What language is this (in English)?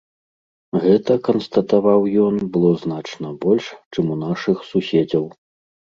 Belarusian